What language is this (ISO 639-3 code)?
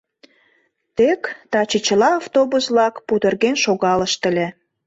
chm